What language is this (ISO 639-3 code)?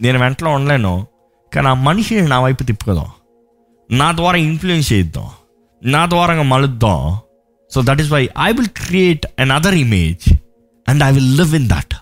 tel